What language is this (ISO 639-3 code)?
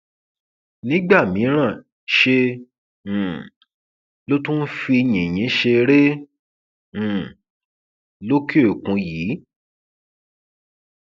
yor